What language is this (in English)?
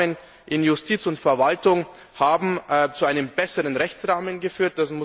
German